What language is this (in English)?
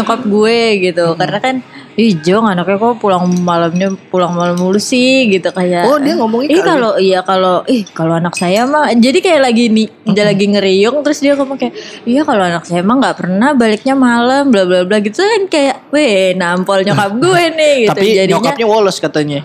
Indonesian